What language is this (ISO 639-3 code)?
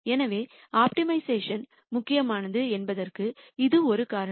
tam